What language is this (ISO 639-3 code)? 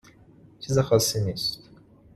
fas